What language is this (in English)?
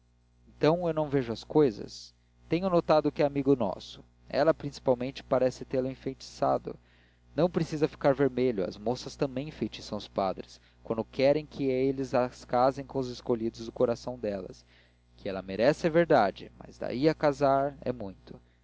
Portuguese